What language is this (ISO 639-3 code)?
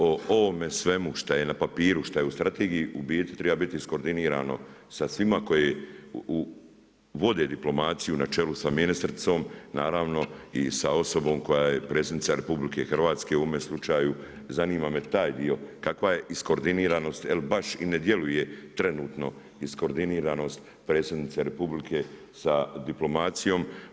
hrv